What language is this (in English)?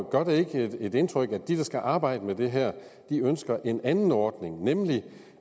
Danish